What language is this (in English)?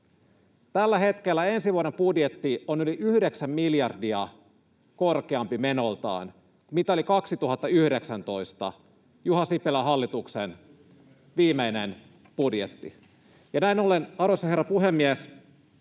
Finnish